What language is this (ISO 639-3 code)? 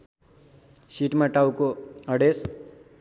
nep